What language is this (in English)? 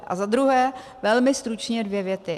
Czech